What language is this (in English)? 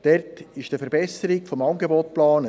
Swiss German